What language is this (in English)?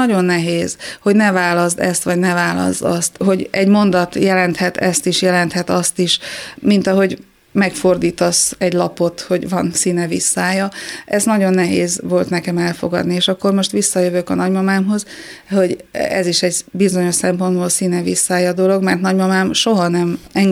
Hungarian